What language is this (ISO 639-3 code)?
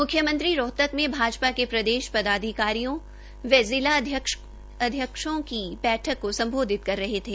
hin